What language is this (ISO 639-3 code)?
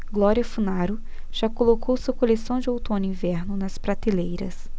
por